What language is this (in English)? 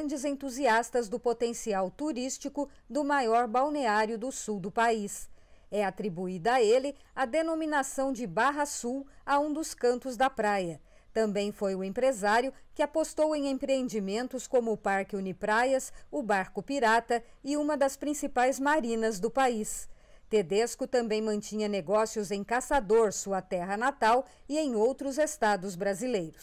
Portuguese